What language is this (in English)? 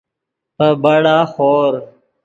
Yidgha